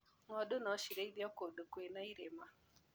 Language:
Kikuyu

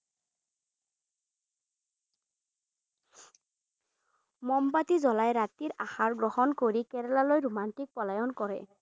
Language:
Assamese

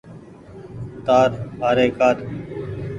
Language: Goaria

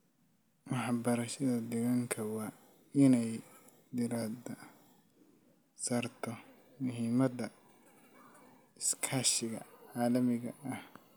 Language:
Somali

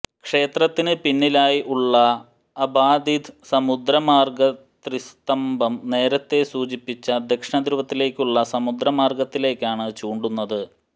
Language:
Malayalam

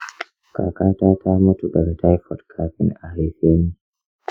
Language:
Hausa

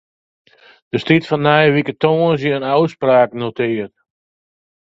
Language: Western Frisian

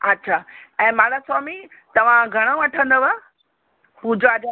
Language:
Sindhi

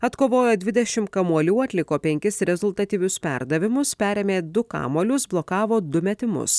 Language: Lithuanian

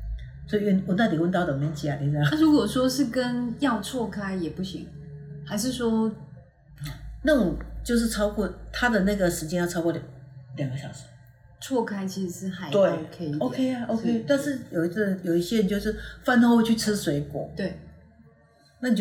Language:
Chinese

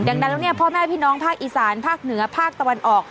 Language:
Thai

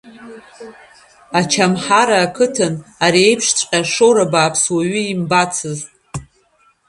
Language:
Abkhazian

